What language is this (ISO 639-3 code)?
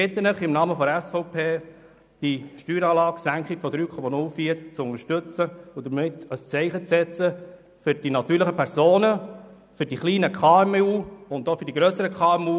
gsw